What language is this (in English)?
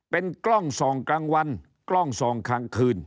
Thai